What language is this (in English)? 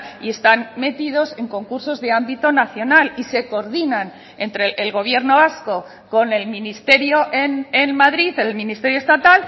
Spanish